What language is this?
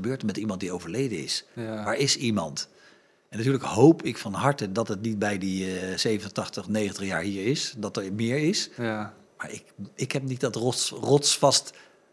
Dutch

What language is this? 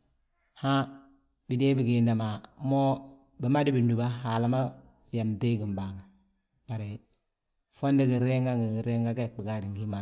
Balanta-Ganja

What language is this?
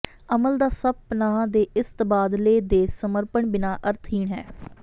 Punjabi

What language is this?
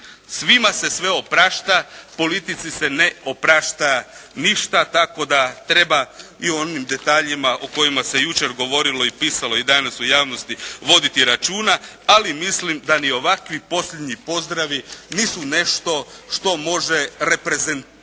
Croatian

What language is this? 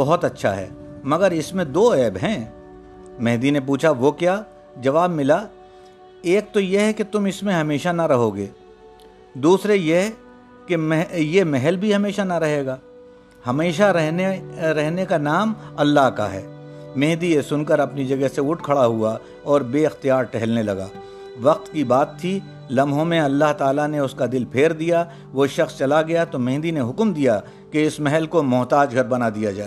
Urdu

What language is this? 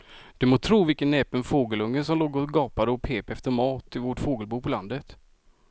Swedish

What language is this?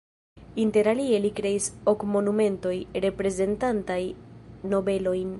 Esperanto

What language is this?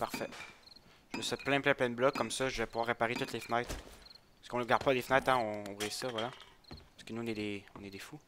French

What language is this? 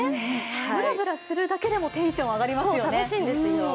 Japanese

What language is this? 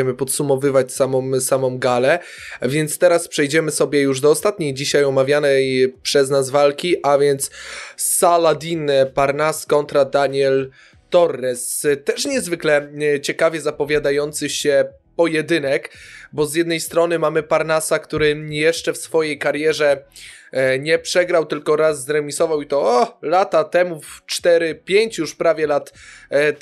Polish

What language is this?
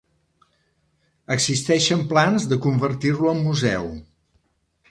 Catalan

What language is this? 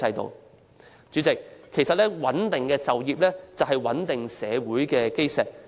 Cantonese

